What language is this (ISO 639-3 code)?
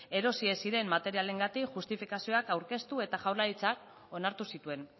eus